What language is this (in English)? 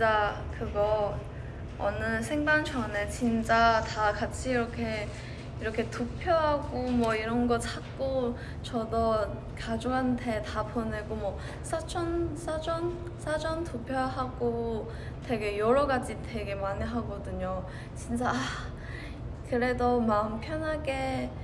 Korean